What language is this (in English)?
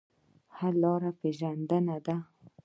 Pashto